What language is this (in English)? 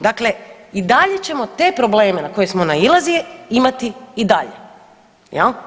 Croatian